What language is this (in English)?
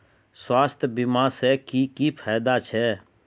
Magahi